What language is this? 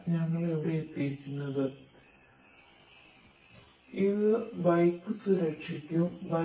Malayalam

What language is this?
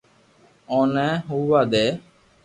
Loarki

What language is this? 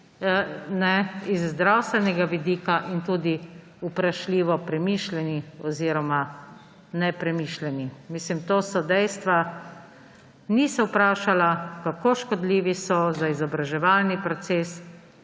Slovenian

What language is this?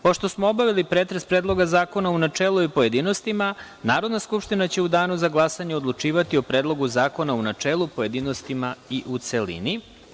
Serbian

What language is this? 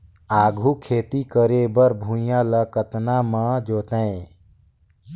Chhattisgarhi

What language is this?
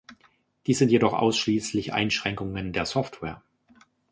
German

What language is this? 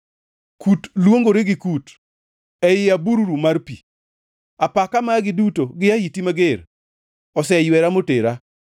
Luo (Kenya and Tanzania)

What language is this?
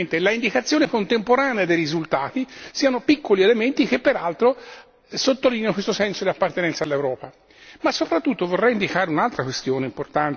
Italian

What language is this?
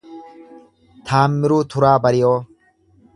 Oromo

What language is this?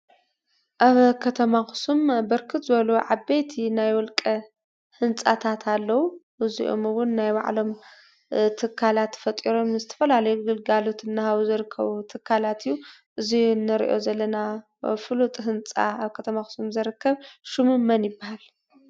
Tigrinya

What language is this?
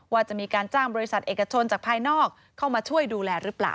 Thai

